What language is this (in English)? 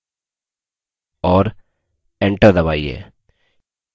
Hindi